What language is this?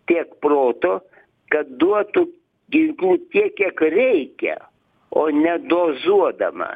Lithuanian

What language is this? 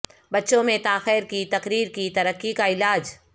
Urdu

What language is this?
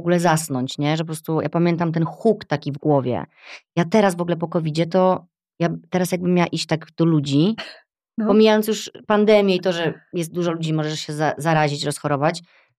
Polish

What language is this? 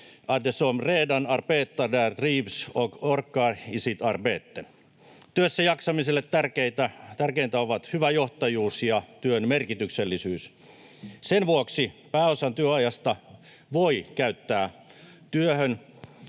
Finnish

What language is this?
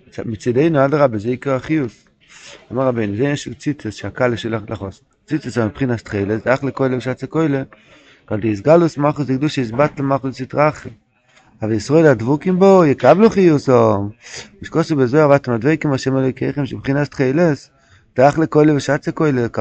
Hebrew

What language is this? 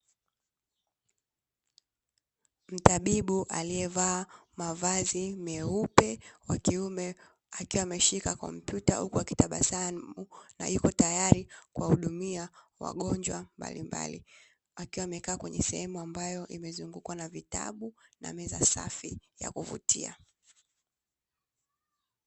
Swahili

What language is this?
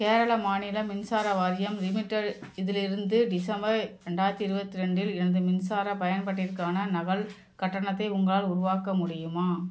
Tamil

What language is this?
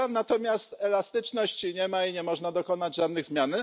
Polish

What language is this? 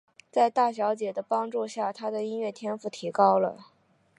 Chinese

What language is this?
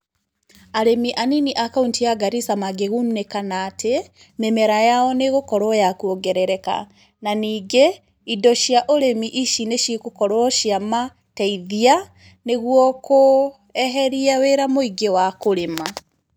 Kikuyu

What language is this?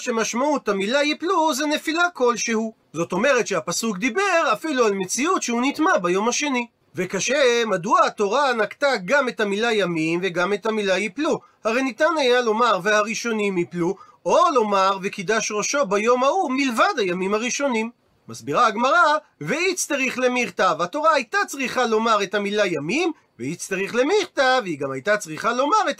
Hebrew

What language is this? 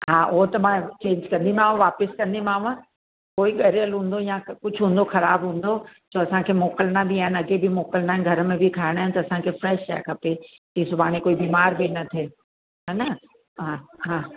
Sindhi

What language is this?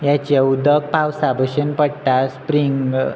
Konkani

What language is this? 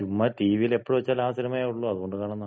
Malayalam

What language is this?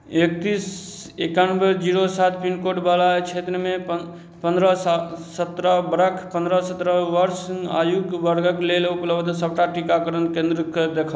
Maithili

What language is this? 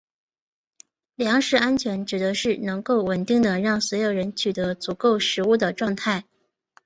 Chinese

